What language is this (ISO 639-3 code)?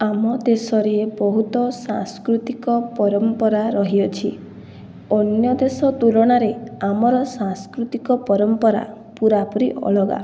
ori